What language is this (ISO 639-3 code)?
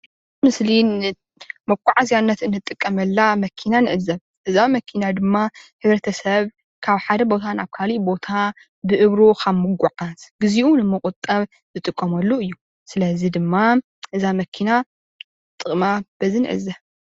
tir